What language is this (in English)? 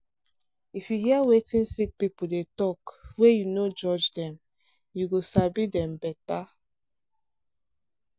Nigerian Pidgin